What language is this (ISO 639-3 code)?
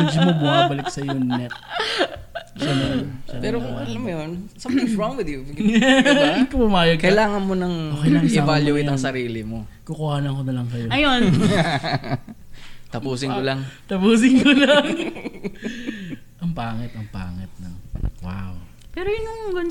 fil